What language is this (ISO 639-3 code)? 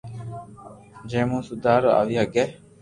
lrk